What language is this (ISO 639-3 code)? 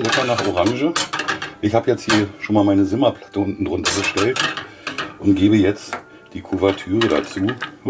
deu